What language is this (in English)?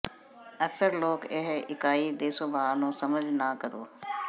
Punjabi